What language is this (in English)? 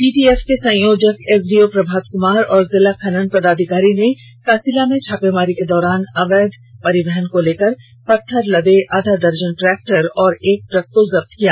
Hindi